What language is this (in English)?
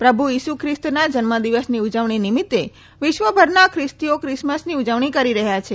Gujarati